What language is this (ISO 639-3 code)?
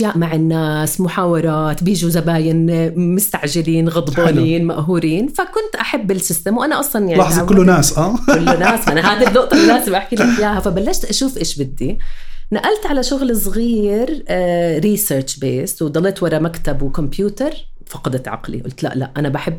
ara